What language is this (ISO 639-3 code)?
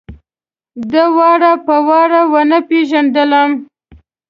pus